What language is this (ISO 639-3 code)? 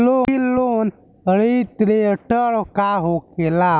bho